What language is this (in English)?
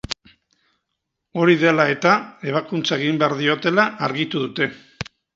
Basque